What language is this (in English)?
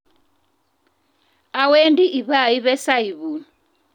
Kalenjin